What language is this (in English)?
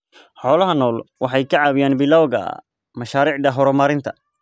Somali